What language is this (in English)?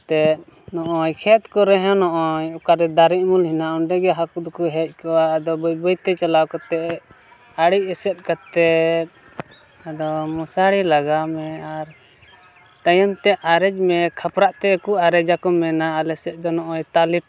Santali